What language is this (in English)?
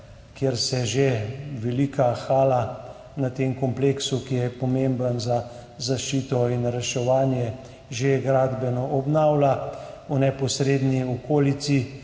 Slovenian